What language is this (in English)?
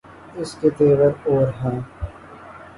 Urdu